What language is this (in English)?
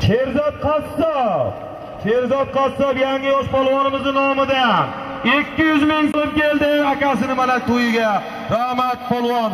Turkish